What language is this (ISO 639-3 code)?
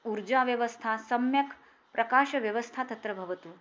san